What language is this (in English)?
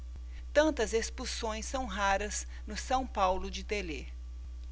Portuguese